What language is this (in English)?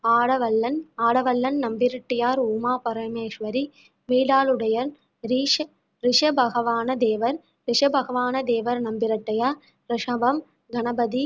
Tamil